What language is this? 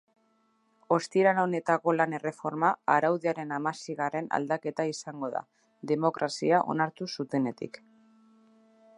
Basque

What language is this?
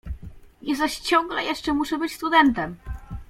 Polish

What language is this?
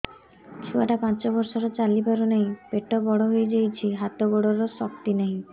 Odia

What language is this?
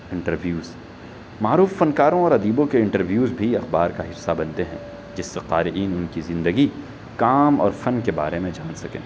Urdu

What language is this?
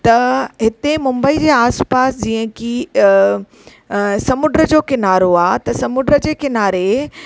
Sindhi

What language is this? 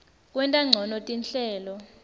Swati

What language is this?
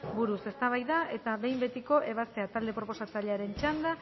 Basque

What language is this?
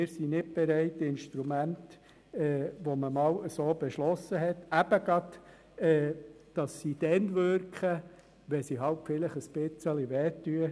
Swiss German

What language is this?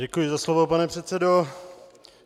Czech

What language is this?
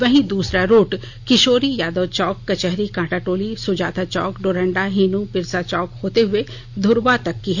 Hindi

